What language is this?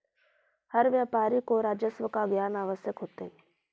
Magahi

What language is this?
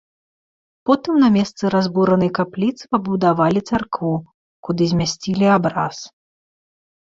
Belarusian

